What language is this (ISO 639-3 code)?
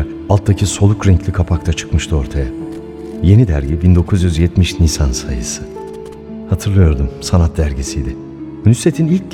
tur